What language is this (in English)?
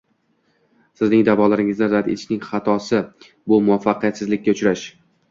Uzbek